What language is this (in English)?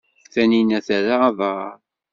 Kabyle